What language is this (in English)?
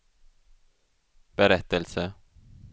Swedish